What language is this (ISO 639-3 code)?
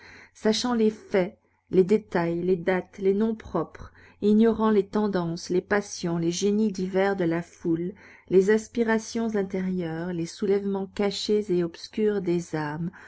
fra